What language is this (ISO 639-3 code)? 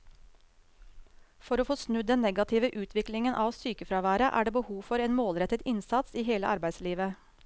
nor